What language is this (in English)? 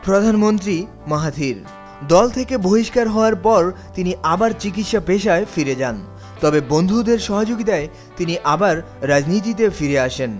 Bangla